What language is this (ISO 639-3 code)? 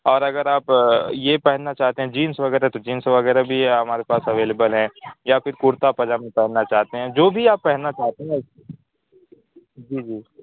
urd